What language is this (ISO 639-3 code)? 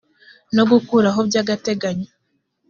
kin